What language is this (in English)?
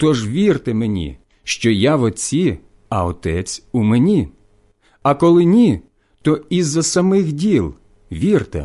Ukrainian